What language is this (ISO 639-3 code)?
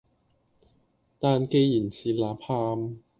yue